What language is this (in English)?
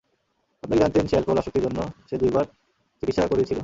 Bangla